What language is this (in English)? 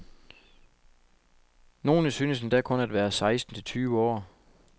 Danish